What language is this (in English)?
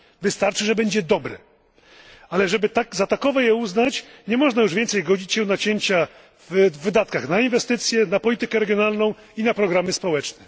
Polish